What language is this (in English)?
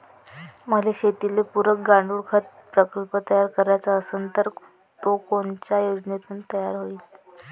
Marathi